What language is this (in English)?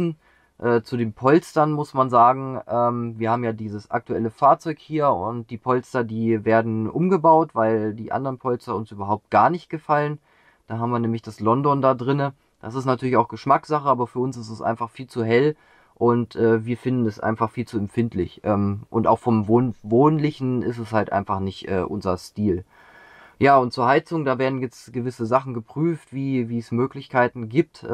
German